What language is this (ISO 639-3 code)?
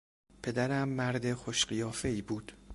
fas